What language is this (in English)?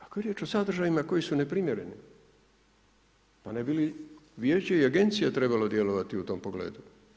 Croatian